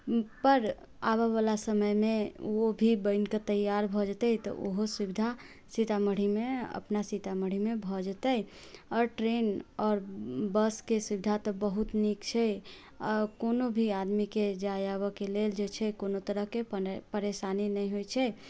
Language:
Maithili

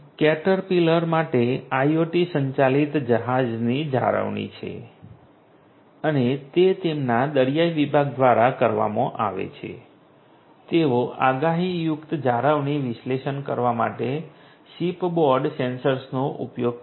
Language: Gujarati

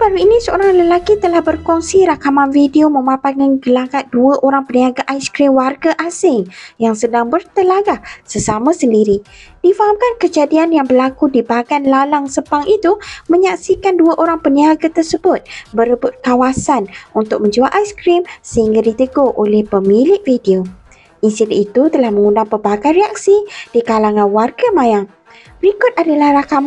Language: Malay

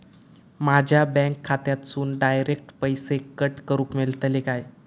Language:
Marathi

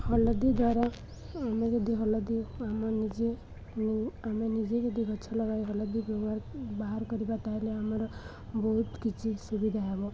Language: Odia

